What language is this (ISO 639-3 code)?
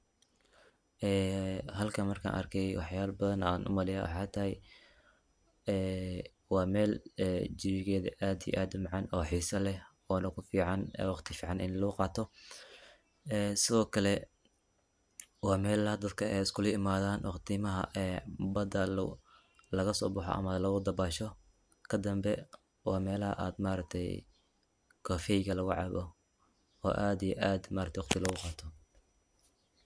som